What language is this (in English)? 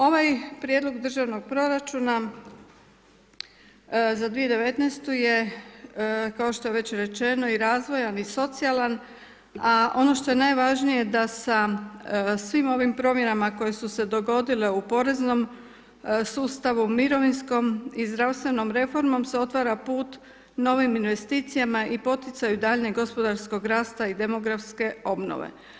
Croatian